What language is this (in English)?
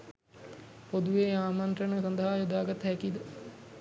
Sinhala